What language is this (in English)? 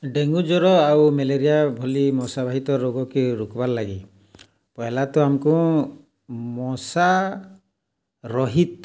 Odia